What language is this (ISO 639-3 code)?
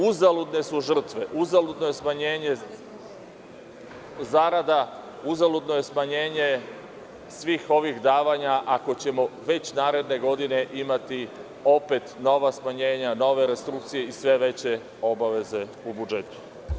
srp